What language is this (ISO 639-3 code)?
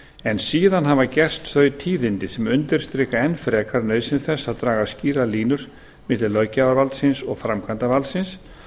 isl